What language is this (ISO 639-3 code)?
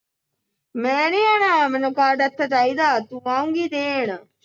pan